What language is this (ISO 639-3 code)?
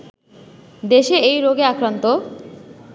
ben